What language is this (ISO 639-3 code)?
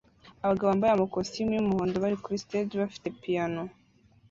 kin